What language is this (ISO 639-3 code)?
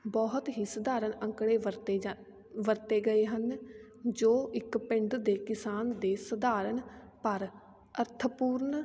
pan